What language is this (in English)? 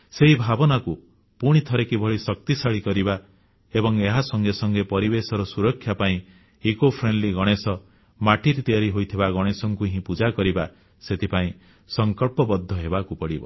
Odia